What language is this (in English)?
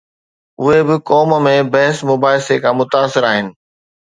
Sindhi